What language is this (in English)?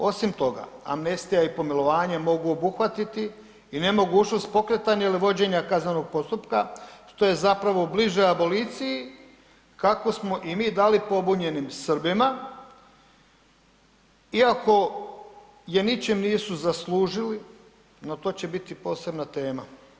Croatian